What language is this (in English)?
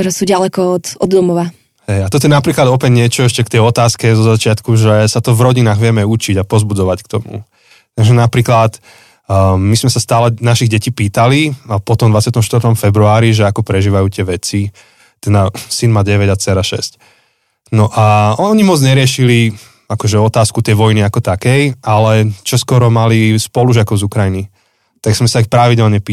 Slovak